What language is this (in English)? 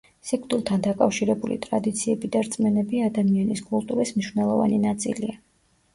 Georgian